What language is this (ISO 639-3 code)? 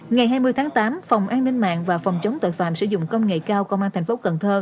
vie